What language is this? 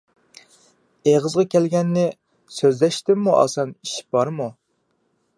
Uyghur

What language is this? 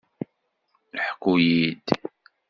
Kabyle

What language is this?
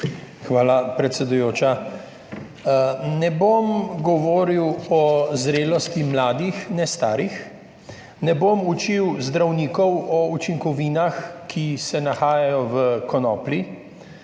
Slovenian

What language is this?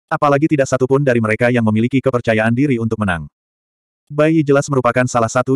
Indonesian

